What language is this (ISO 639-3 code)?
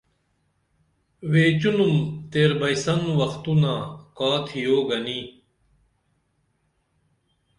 dml